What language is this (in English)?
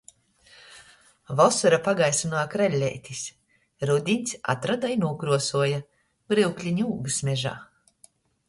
Latgalian